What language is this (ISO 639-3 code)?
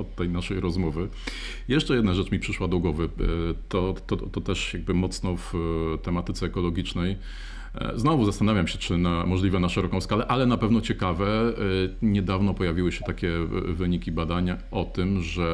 pol